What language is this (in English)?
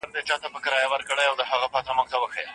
Pashto